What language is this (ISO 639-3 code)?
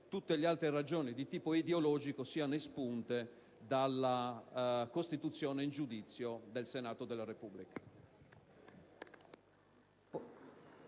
ita